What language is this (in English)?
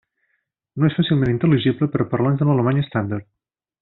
Catalan